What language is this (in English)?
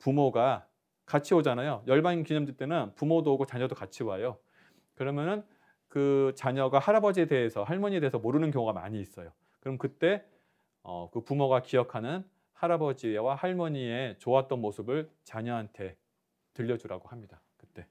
Korean